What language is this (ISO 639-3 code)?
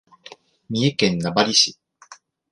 jpn